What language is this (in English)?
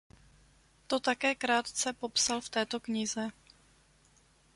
Czech